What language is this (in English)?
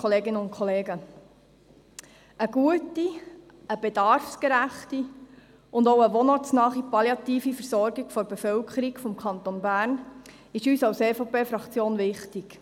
Swiss German